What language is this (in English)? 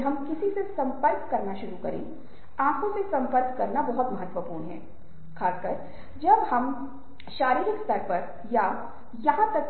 Hindi